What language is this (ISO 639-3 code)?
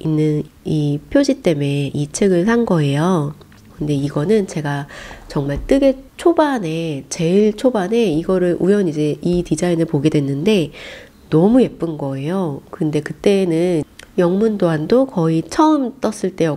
kor